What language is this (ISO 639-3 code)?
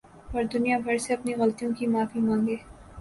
urd